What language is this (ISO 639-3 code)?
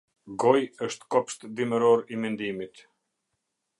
sqi